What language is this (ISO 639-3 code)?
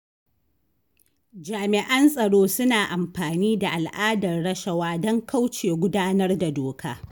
hau